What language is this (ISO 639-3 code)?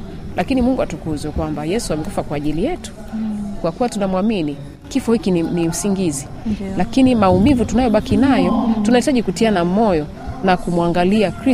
swa